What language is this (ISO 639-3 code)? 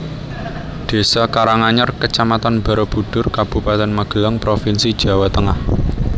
jav